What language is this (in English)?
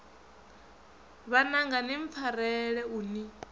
Venda